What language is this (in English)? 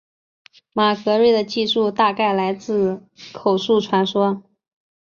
Chinese